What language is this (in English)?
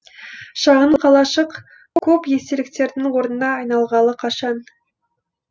Kazakh